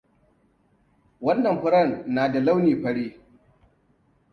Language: Hausa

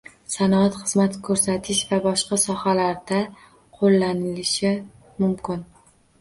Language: Uzbek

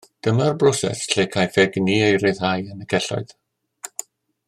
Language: Welsh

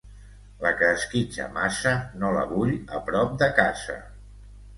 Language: Catalan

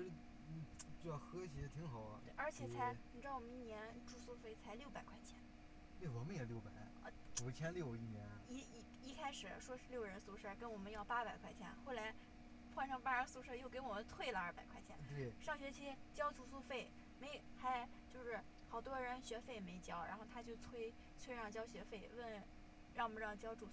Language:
Chinese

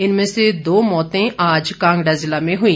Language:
Hindi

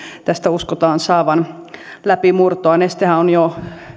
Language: Finnish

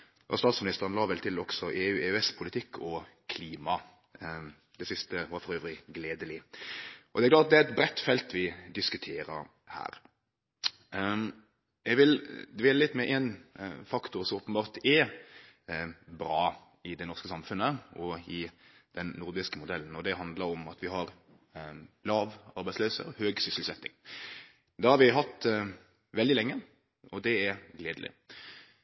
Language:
Norwegian Nynorsk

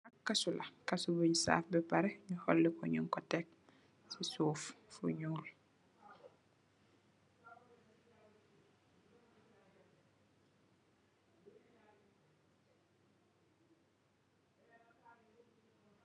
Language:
Wolof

